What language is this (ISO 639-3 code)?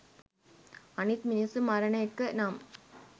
sin